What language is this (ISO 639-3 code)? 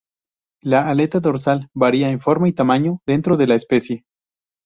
spa